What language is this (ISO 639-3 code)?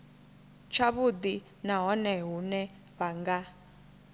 ven